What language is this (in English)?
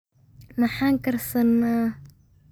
Somali